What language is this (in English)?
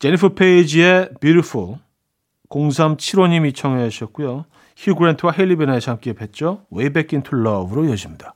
Korean